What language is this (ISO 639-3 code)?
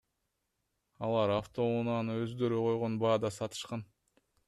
kir